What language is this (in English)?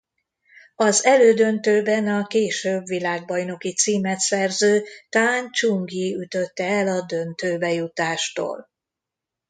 Hungarian